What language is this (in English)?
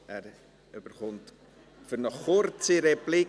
Swiss German